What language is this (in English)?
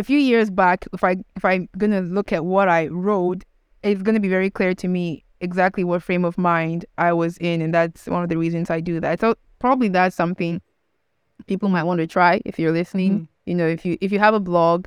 English